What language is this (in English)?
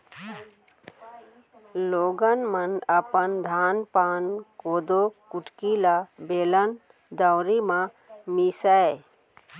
Chhattisgarhi